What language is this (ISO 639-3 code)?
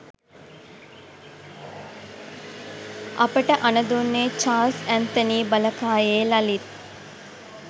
sin